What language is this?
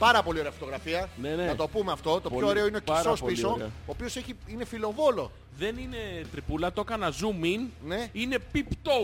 Greek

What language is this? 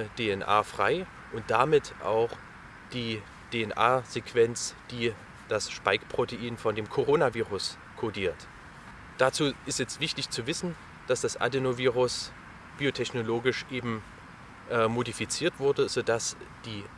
German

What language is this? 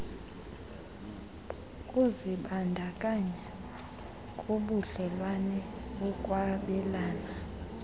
Xhosa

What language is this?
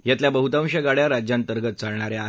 Marathi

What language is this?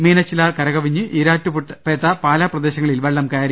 Malayalam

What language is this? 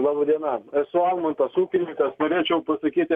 Lithuanian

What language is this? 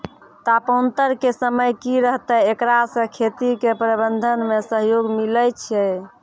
Maithili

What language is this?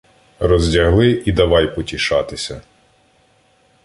Ukrainian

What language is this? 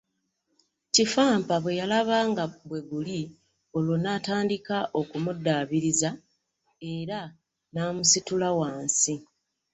Ganda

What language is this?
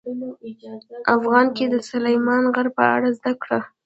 Pashto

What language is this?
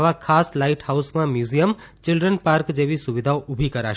Gujarati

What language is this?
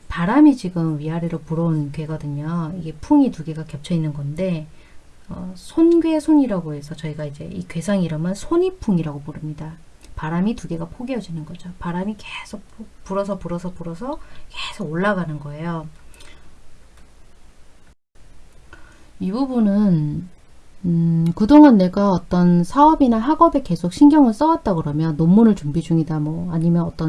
Korean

